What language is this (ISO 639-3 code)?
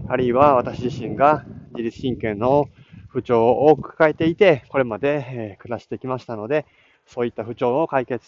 jpn